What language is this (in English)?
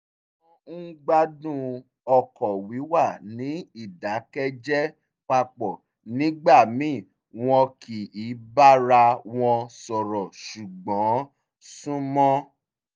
Yoruba